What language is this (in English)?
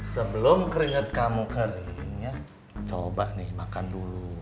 Indonesian